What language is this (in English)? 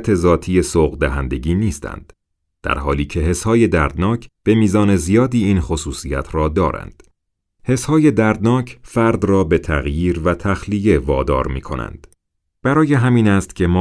Persian